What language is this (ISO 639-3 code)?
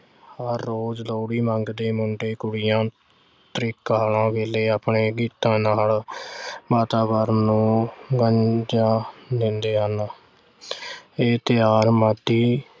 pan